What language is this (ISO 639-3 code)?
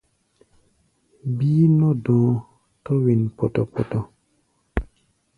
gba